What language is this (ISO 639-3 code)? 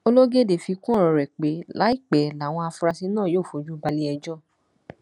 yor